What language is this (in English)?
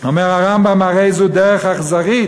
Hebrew